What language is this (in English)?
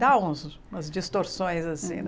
Portuguese